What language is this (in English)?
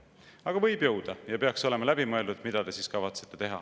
Estonian